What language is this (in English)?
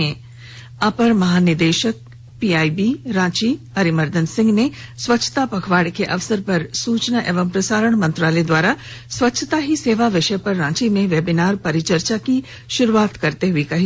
Hindi